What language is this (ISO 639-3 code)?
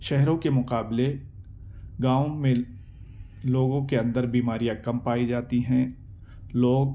urd